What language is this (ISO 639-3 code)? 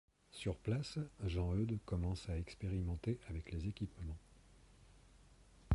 fra